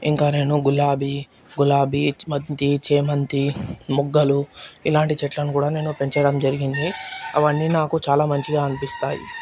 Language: Telugu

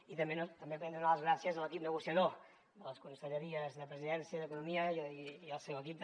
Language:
Catalan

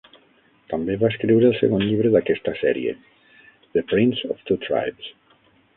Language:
Catalan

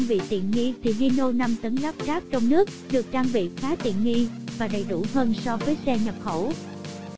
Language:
Vietnamese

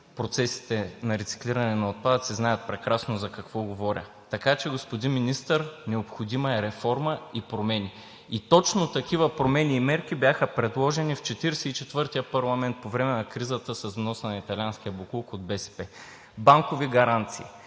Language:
Bulgarian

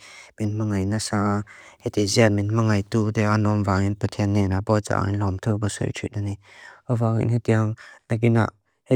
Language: Mizo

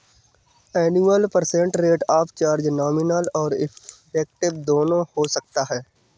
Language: Hindi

